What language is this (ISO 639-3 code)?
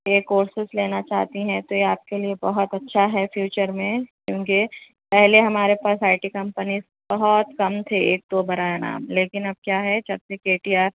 urd